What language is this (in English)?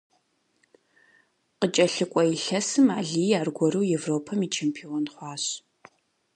Kabardian